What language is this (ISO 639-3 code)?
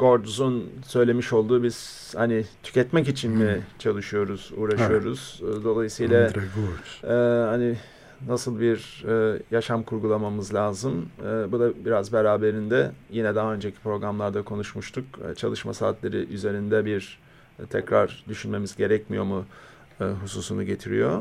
tur